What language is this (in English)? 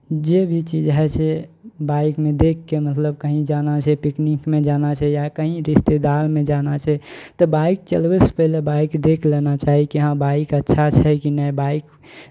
Maithili